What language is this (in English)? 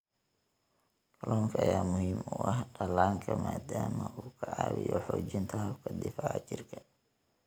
Somali